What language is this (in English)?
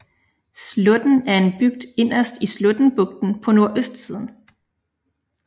Danish